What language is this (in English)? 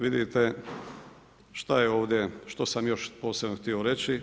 Croatian